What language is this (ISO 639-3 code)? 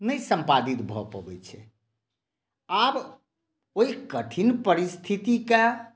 mai